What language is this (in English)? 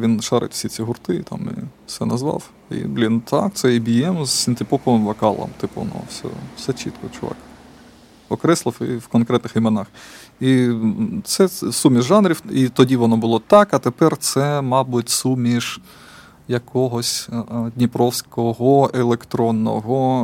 Ukrainian